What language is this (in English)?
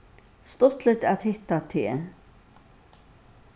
Faroese